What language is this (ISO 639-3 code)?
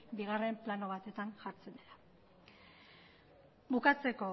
eus